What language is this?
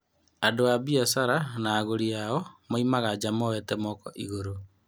Kikuyu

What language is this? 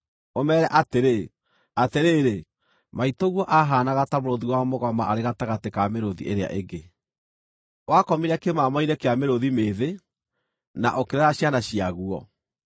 Kikuyu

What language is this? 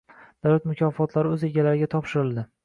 Uzbek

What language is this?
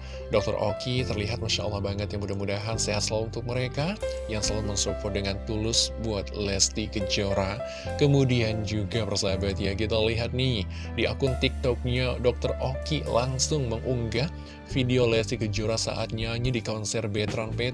Indonesian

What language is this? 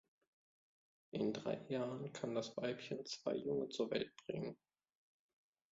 German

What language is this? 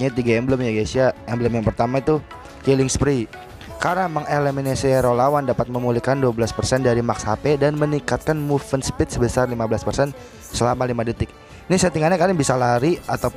Indonesian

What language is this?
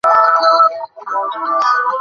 Bangla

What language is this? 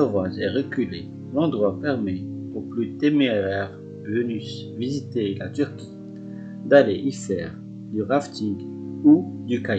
French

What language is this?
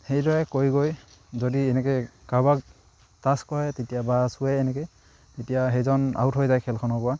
Assamese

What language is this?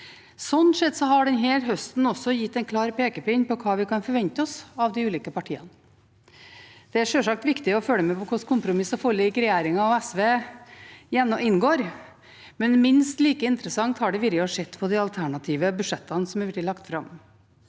Norwegian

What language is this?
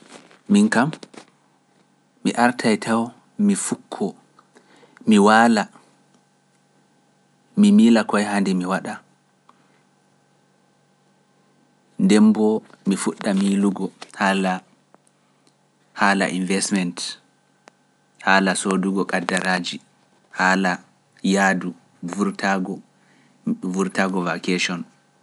Pular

